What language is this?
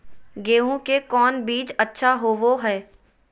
Magahi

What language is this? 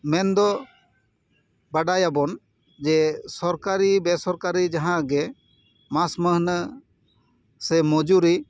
Santali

